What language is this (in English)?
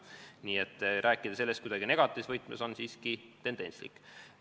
Estonian